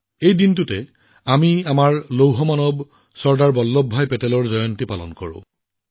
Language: Assamese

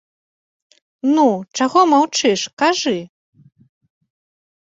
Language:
Belarusian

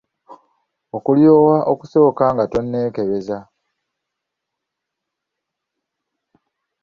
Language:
Ganda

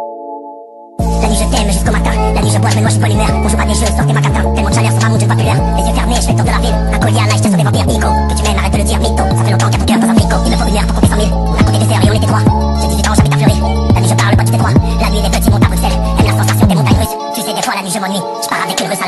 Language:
Korean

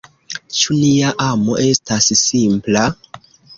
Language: Esperanto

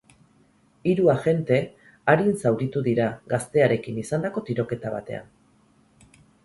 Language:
Basque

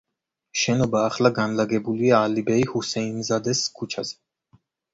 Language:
Georgian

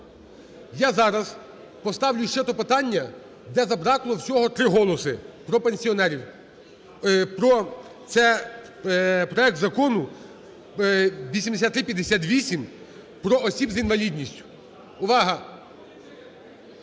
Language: Ukrainian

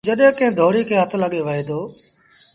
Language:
Sindhi Bhil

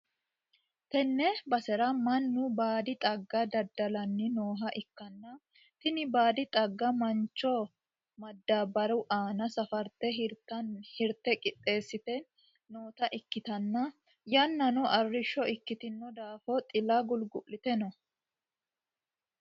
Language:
Sidamo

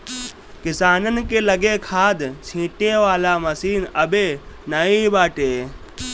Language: Bhojpuri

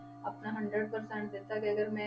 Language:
Punjabi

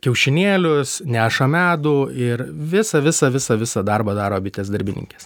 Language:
Lithuanian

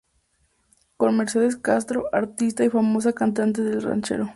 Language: Spanish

